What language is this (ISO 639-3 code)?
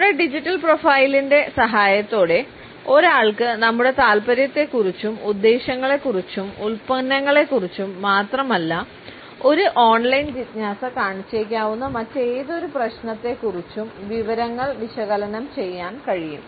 mal